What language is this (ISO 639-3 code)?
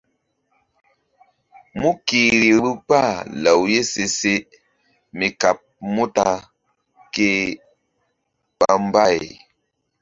mdd